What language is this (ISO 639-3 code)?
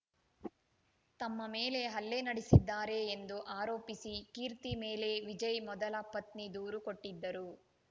kan